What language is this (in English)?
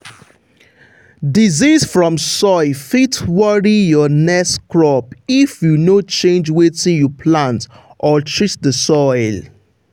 Nigerian Pidgin